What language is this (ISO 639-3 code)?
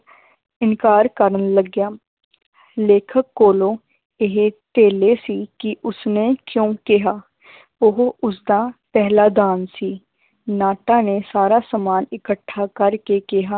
pan